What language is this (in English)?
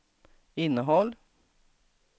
Swedish